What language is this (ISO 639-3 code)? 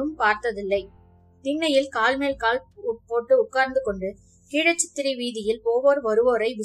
tam